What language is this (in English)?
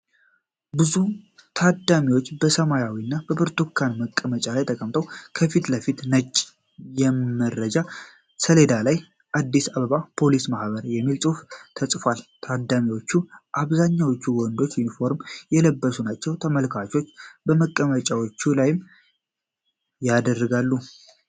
Amharic